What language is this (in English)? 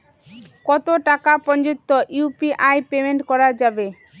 Bangla